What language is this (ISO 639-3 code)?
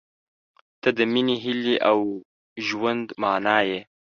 pus